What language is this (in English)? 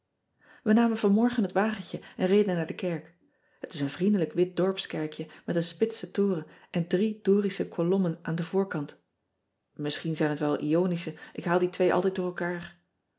Dutch